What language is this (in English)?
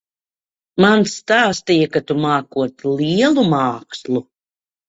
Latvian